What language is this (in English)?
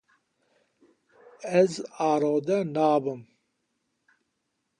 Kurdish